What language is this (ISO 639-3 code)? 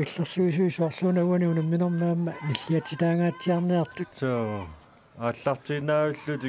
fra